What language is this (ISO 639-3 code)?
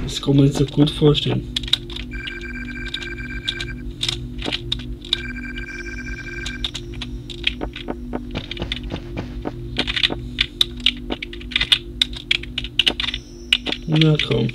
deu